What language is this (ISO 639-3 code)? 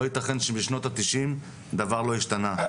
heb